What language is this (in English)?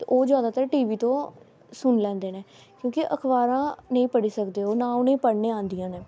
Dogri